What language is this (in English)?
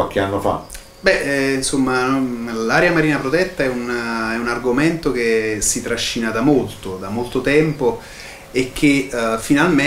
Italian